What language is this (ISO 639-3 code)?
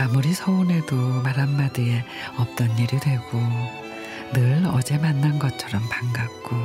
kor